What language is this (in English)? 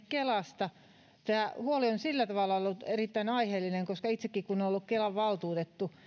Finnish